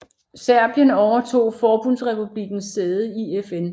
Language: Danish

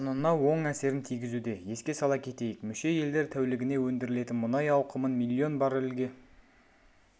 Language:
Kazakh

